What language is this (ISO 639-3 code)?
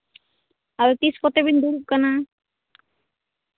sat